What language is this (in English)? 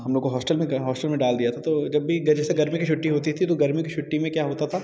Hindi